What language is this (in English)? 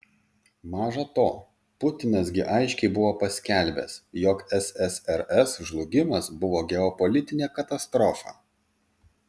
Lithuanian